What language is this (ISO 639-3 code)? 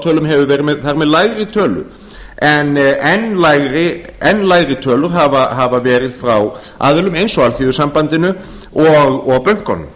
isl